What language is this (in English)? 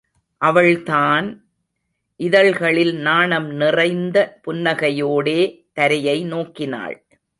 Tamil